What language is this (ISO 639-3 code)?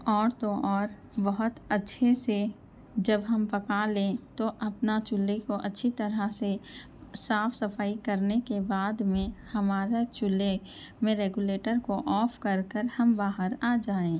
urd